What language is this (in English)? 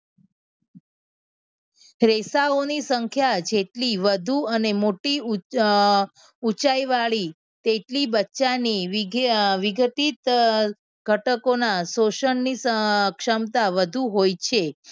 Gujarati